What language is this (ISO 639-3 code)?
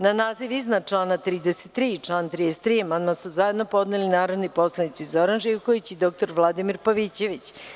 srp